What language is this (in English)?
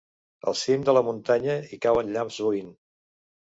Catalan